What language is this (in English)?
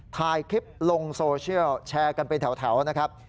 Thai